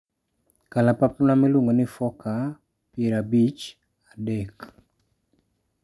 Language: Luo (Kenya and Tanzania)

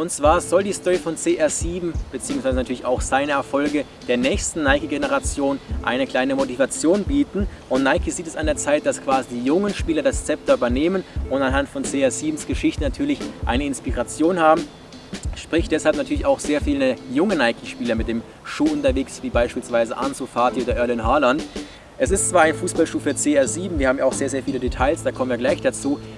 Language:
German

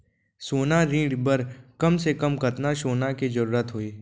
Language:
Chhattisgarhi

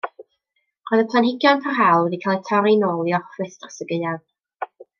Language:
Welsh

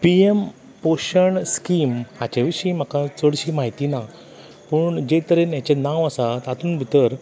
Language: Konkani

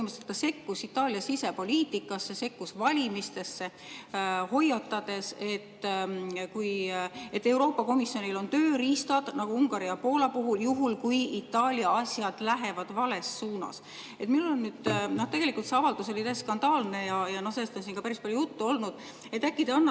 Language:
Estonian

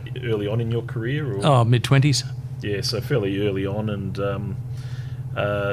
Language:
English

